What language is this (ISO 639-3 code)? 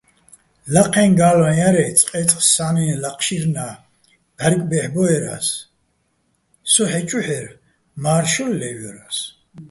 bbl